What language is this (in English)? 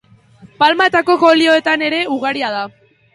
Basque